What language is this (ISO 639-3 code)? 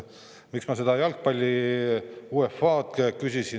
est